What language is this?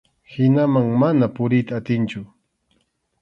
Arequipa-La Unión Quechua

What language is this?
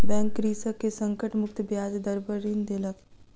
Maithili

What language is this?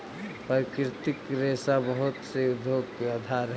Magahi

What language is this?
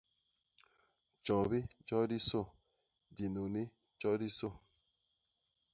Basaa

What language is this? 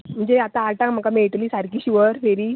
Konkani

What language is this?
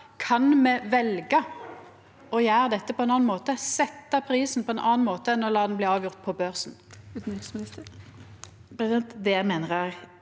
Norwegian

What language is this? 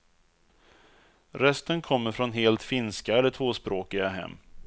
Swedish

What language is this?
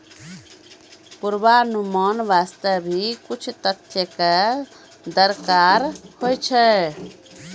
Maithili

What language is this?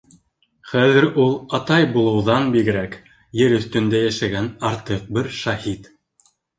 Bashkir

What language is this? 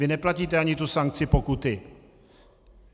Czech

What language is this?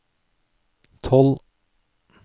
Norwegian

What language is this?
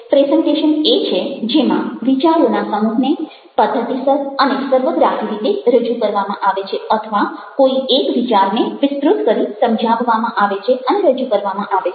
Gujarati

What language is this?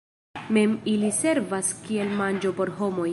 Esperanto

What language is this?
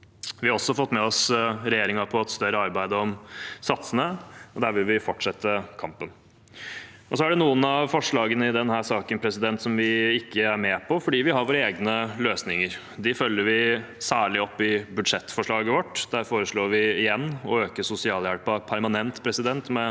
Norwegian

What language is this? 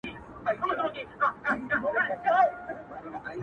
Pashto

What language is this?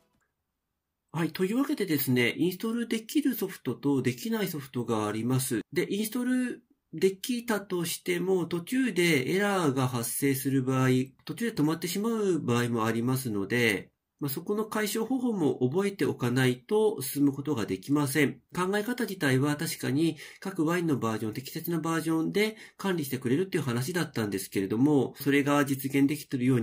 Japanese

